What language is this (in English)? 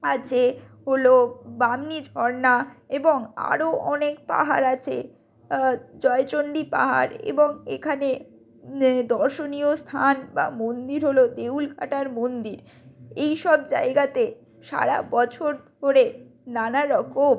Bangla